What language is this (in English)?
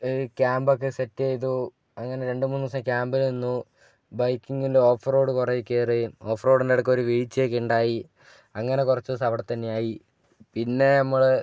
Malayalam